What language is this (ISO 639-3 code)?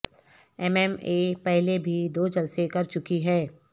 urd